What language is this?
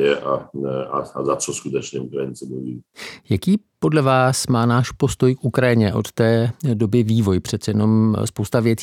Czech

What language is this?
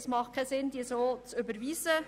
Swiss German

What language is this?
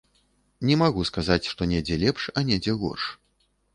Belarusian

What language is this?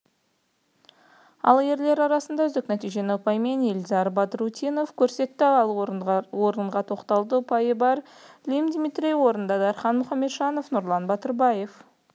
Kazakh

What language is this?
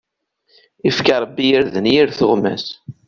Kabyle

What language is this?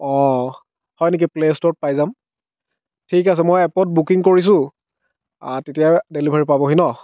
Assamese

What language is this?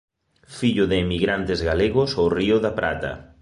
Galician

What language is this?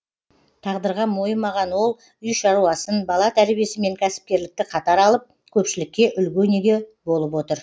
Kazakh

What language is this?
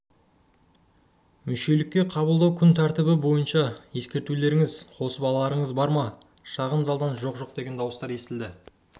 Kazakh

